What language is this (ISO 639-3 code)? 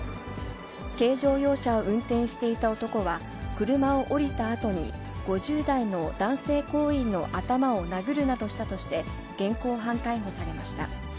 jpn